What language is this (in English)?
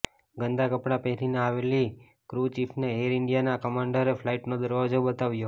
Gujarati